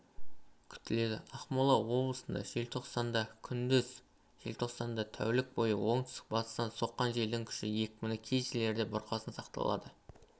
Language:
Kazakh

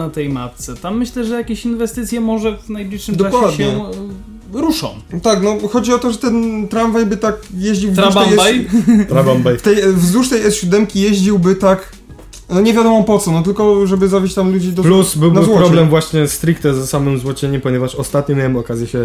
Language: Polish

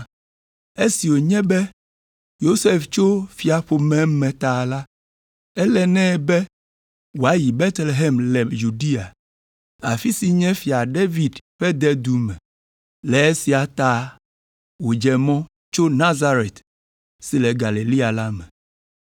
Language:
Ewe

